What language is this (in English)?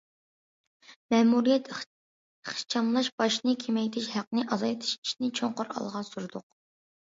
Uyghur